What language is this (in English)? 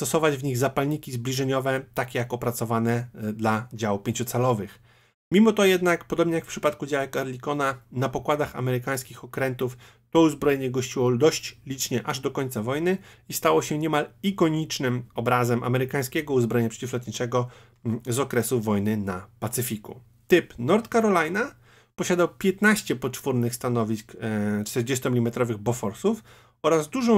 Polish